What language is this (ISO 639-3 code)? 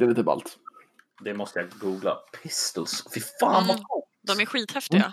swe